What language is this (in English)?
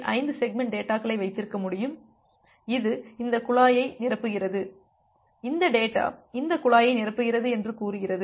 Tamil